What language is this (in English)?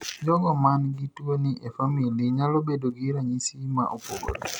Luo (Kenya and Tanzania)